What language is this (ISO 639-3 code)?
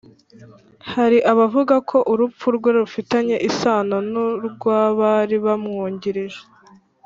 kin